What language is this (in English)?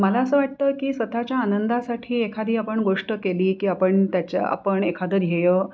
Marathi